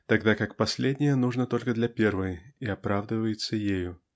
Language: Russian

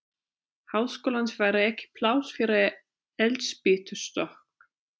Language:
Icelandic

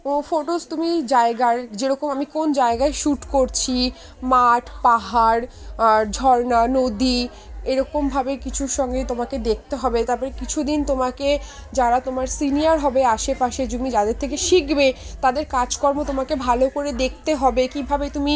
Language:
Bangla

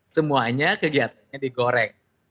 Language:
Indonesian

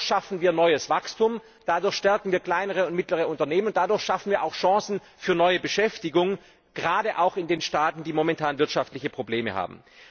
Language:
German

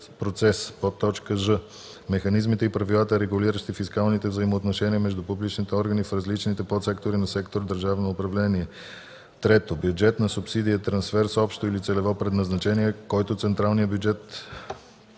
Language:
Bulgarian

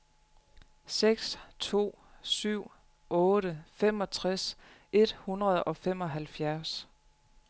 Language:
Danish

